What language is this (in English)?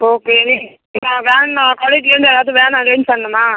Tamil